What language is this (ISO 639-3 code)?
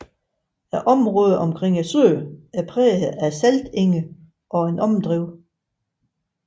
dan